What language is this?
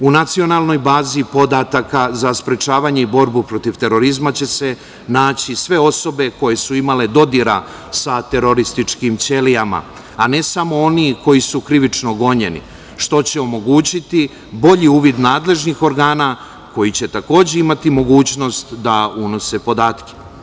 Serbian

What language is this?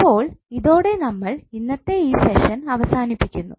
Malayalam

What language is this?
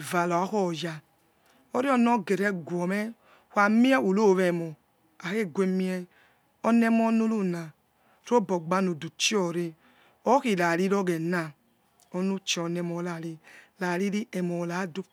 Yekhee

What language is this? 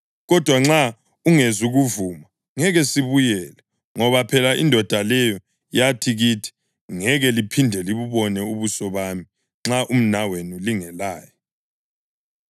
North Ndebele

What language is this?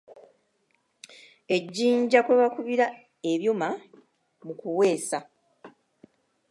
Ganda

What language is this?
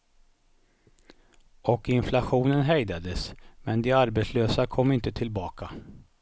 Swedish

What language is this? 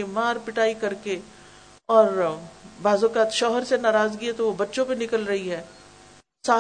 Urdu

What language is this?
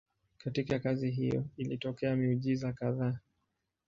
Swahili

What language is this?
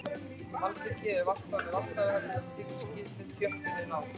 Icelandic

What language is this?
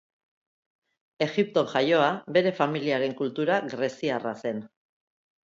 Basque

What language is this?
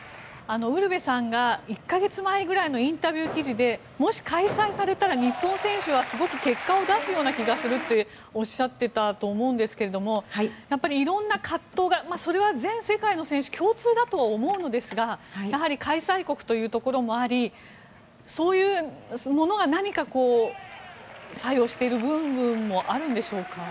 Japanese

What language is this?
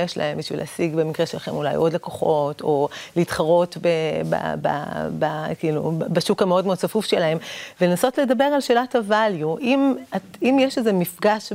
Hebrew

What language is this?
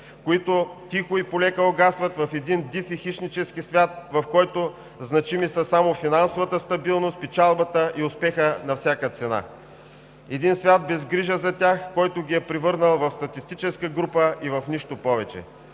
Bulgarian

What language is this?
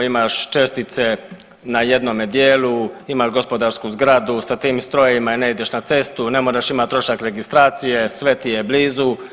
Croatian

